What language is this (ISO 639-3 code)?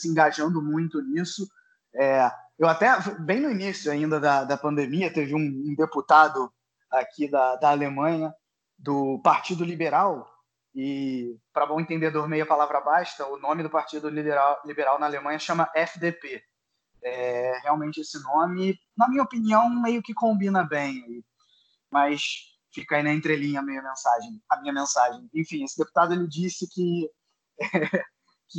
por